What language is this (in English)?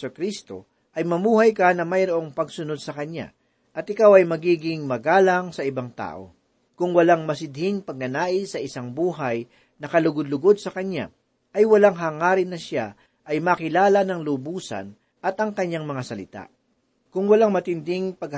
Filipino